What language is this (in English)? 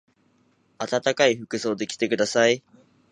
Japanese